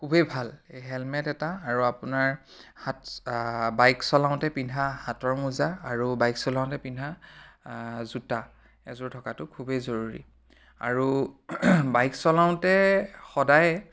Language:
Assamese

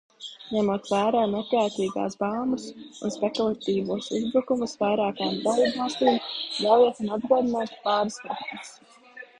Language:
Latvian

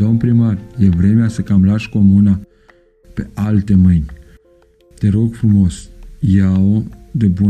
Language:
Romanian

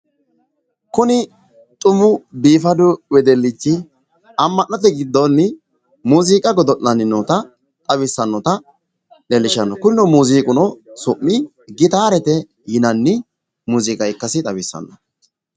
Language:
Sidamo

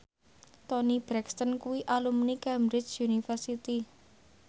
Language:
Javanese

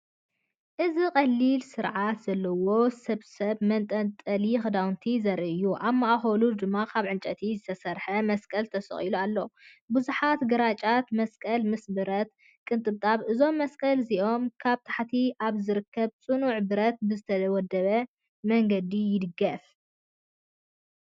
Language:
Tigrinya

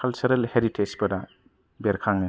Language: Bodo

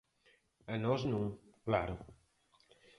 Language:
Galician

